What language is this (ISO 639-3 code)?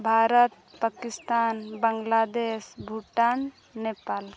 sat